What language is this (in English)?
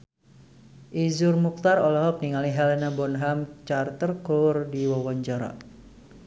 Sundanese